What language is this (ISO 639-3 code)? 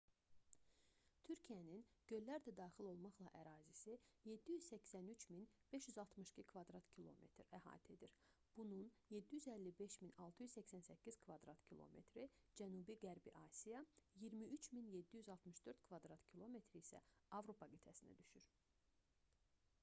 aze